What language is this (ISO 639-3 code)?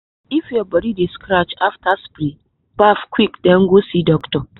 pcm